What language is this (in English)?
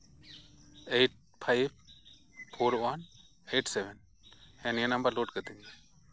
Santali